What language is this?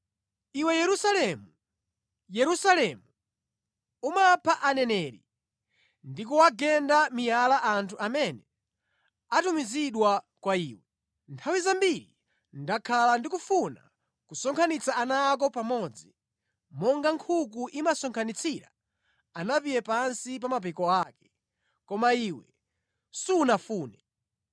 Nyanja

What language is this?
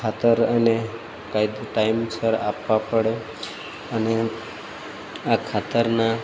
Gujarati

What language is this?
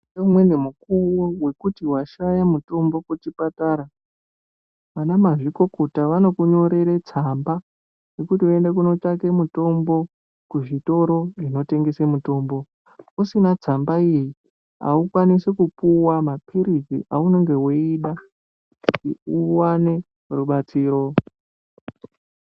Ndau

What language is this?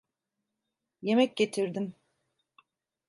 Turkish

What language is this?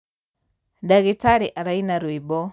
Kikuyu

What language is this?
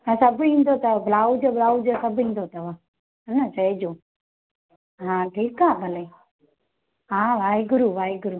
Sindhi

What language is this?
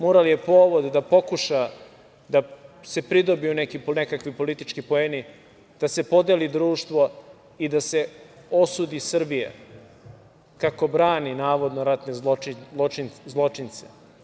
Serbian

